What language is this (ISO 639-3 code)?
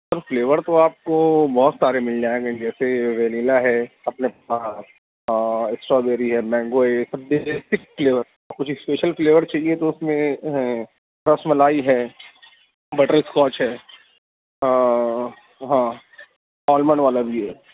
urd